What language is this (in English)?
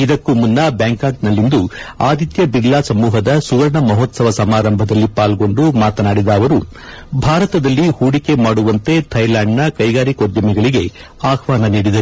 Kannada